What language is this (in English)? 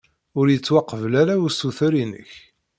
Kabyle